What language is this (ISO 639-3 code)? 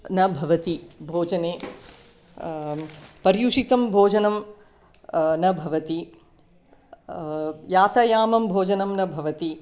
san